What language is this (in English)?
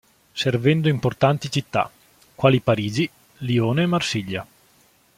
Italian